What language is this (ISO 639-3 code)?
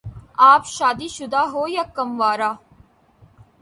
urd